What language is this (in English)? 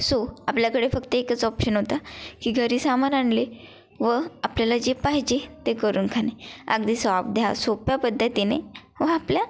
Marathi